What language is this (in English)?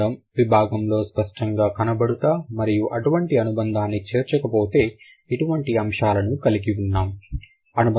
Telugu